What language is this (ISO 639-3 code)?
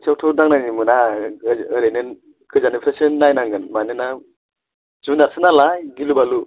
brx